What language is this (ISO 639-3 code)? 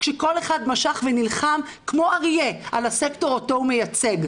heb